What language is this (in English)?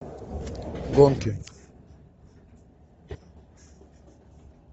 Russian